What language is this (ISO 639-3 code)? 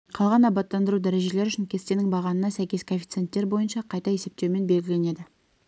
kaz